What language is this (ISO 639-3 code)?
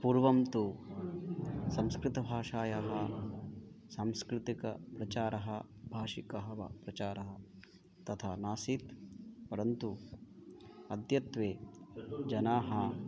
san